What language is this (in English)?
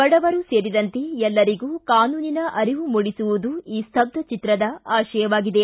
Kannada